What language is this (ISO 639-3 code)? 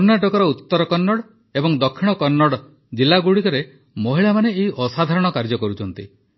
ori